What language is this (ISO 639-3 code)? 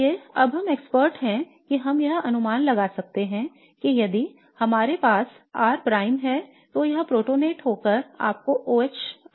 hin